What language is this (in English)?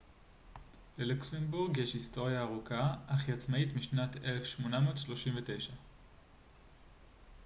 Hebrew